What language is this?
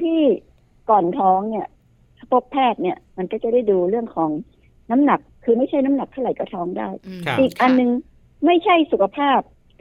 Thai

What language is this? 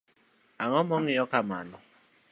Luo (Kenya and Tanzania)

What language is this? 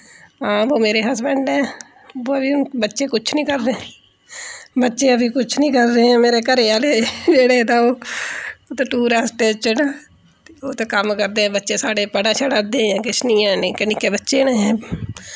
Dogri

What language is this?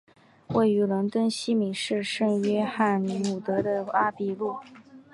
Chinese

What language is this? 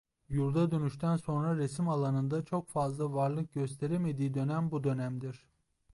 Turkish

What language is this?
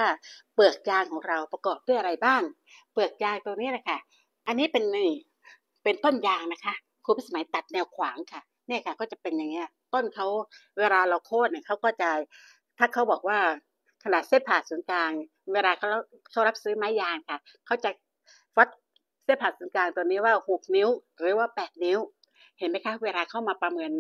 Thai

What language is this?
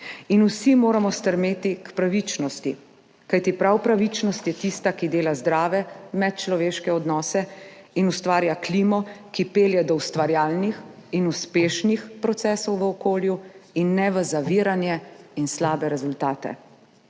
Slovenian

